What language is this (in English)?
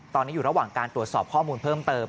Thai